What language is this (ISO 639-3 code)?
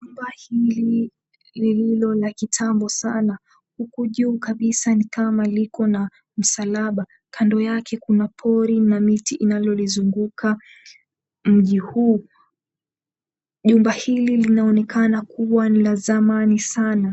swa